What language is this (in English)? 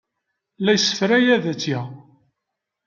Kabyle